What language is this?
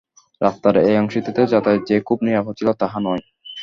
Bangla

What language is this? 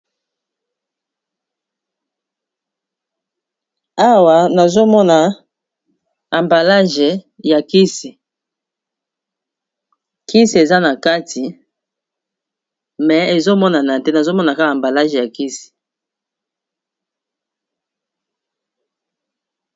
Lingala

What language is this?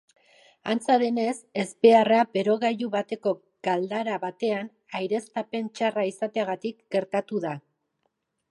Basque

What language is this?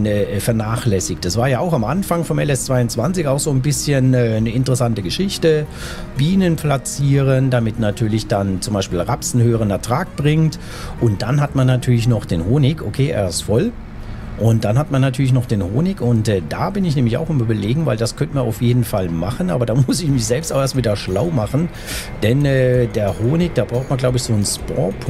German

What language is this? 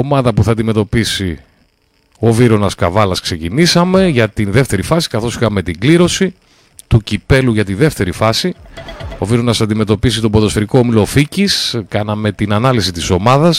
Greek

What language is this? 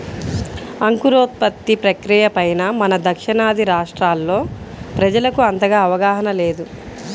Telugu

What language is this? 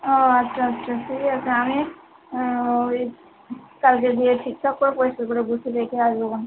Bangla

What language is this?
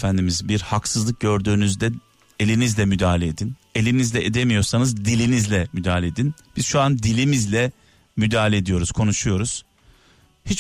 Turkish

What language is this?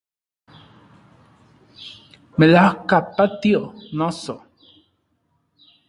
Central Puebla Nahuatl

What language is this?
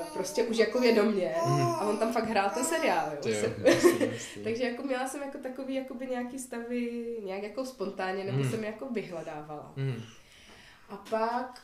Czech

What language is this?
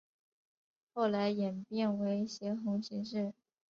Chinese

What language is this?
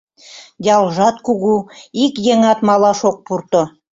Mari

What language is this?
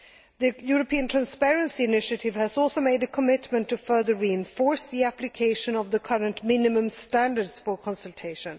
English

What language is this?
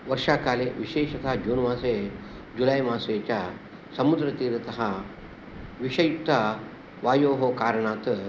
Sanskrit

